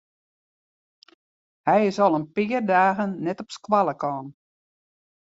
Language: Western Frisian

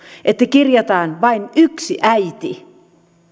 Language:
Finnish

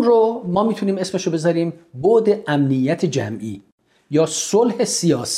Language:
Persian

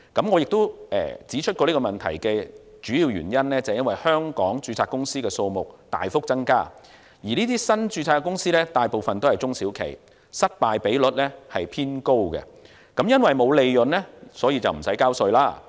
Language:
Cantonese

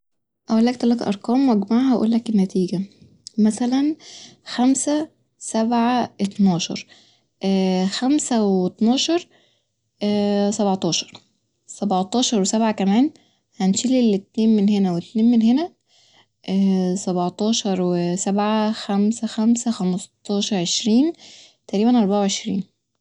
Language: Egyptian Arabic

